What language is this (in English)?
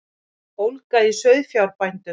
Icelandic